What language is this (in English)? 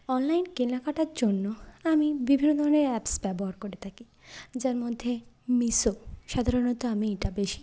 Bangla